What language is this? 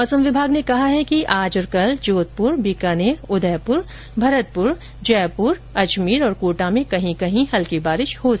Hindi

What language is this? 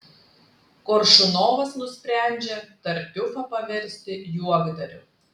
Lithuanian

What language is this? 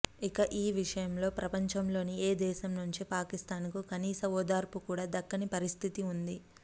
Telugu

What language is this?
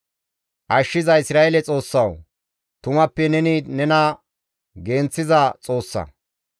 Gamo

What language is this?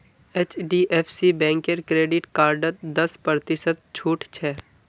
Magahi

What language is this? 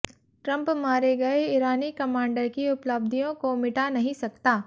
Hindi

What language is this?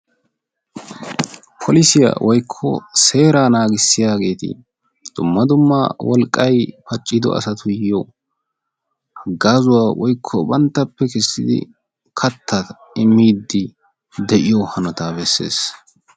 Wolaytta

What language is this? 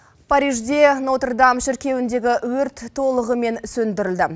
Kazakh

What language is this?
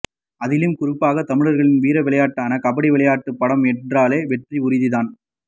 Tamil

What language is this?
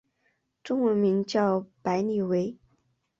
Chinese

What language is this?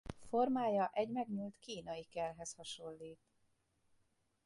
Hungarian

